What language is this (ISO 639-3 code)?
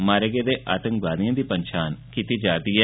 doi